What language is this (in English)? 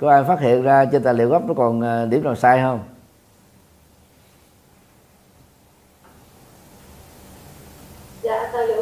Vietnamese